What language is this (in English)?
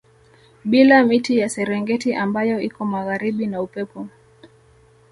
Swahili